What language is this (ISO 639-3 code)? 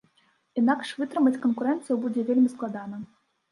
bel